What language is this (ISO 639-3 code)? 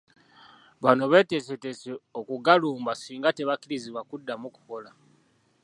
lug